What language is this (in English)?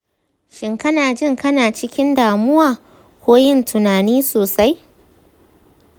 Hausa